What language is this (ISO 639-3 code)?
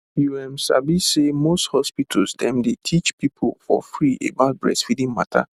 pcm